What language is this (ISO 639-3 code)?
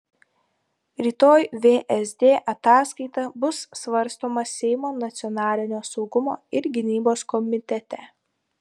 lit